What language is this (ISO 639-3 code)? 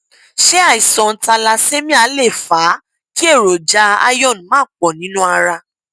yor